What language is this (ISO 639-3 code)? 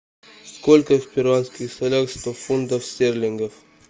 rus